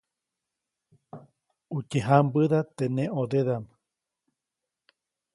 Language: Copainalá Zoque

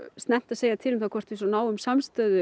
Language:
Icelandic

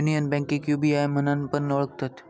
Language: Marathi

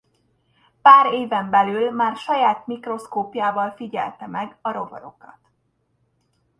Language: Hungarian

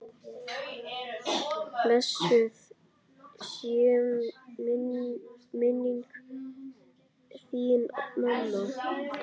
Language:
Icelandic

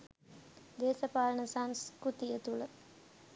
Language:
Sinhala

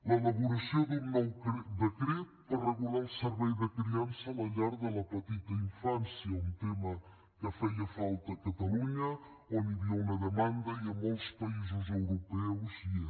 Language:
Catalan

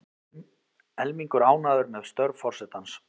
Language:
Icelandic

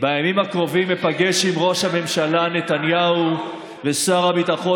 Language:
Hebrew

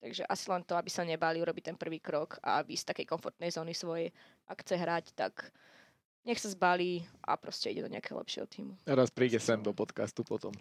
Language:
Slovak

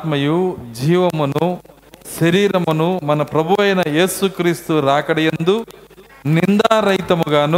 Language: Telugu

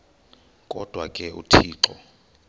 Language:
Xhosa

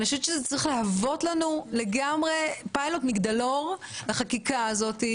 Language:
Hebrew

